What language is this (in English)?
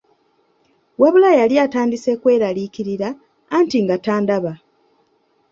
Ganda